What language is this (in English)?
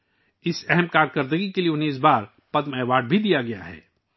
Urdu